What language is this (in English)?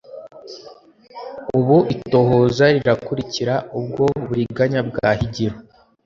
Kinyarwanda